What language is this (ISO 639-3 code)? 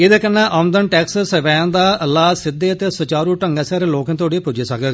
doi